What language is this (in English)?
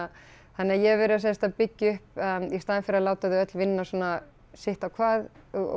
Icelandic